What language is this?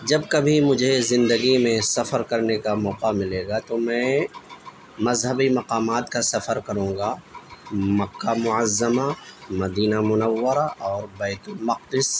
Urdu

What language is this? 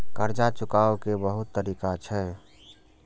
Maithili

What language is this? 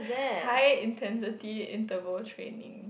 English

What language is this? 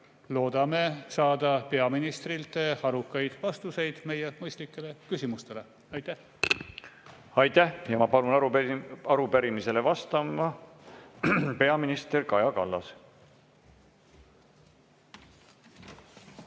Estonian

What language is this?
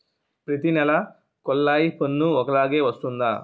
Telugu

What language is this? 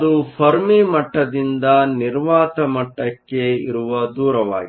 Kannada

